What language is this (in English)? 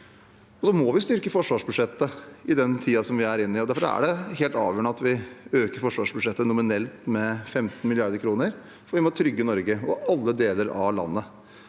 Norwegian